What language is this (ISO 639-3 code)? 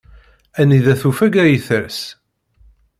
kab